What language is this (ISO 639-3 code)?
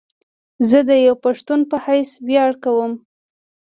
pus